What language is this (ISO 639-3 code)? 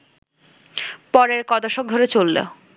ben